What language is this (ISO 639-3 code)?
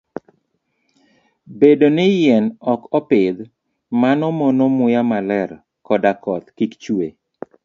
luo